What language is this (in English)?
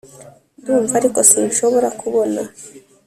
Kinyarwanda